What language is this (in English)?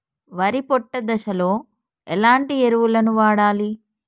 Telugu